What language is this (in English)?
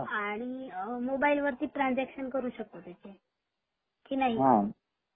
Marathi